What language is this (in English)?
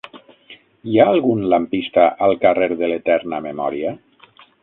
Catalan